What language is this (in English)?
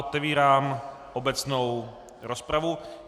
Czech